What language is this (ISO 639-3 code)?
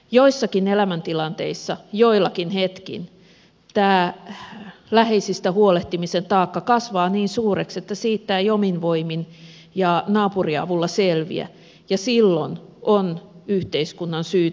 fin